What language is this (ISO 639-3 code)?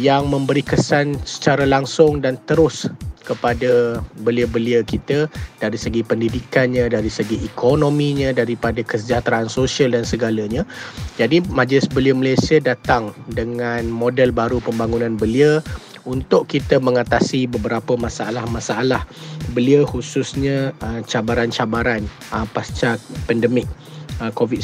msa